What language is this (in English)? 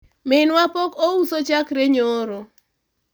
Luo (Kenya and Tanzania)